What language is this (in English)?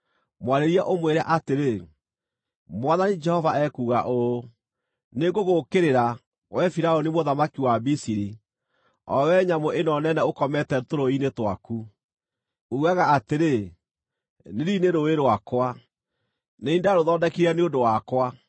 Kikuyu